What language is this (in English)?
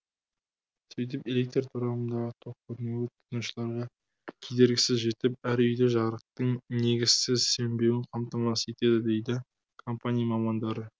Kazakh